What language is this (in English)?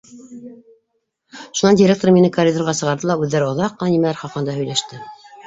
Bashkir